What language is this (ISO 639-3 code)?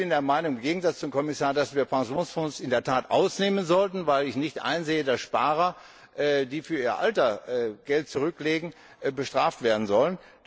deu